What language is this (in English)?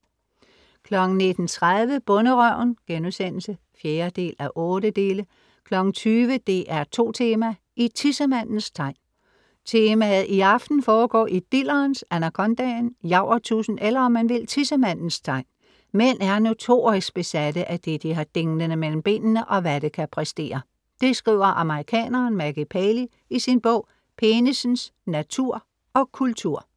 Danish